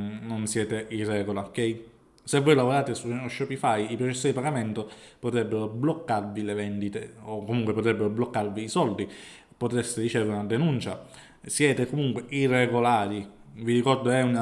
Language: Italian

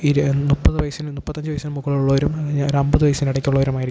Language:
Malayalam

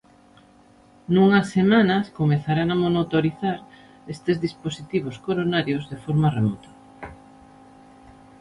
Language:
Galician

